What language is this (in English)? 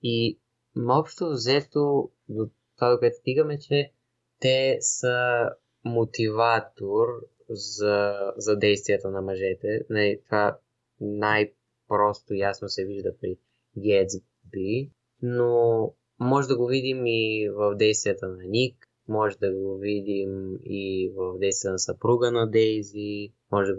Bulgarian